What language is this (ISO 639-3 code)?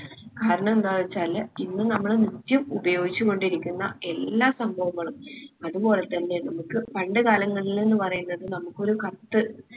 mal